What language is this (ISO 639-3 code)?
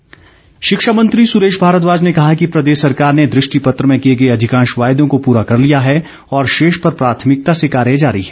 hin